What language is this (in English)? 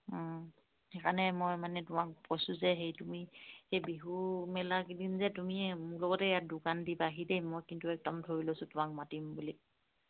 Assamese